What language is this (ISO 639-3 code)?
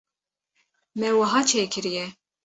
kur